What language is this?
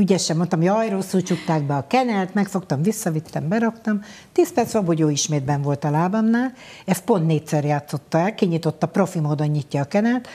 Hungarian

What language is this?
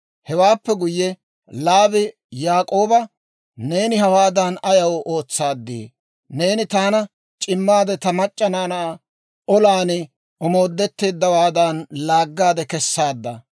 Dawro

